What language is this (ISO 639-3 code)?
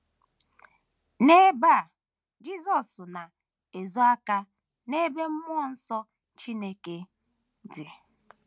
ibo